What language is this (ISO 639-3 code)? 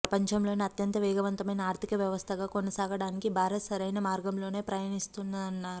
tel